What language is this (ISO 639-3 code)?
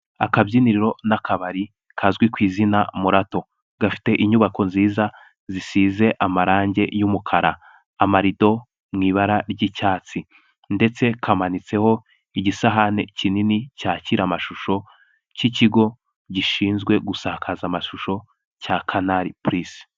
kin